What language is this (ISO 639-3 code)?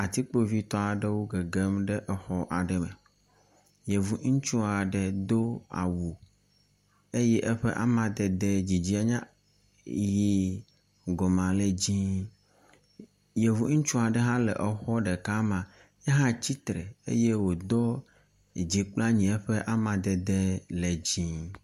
ewe